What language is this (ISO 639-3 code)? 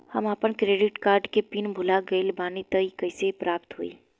bho